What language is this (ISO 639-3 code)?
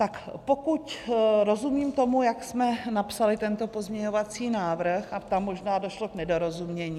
ces